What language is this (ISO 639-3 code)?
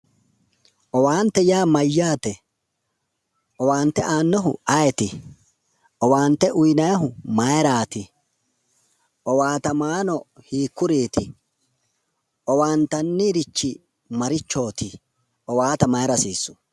sid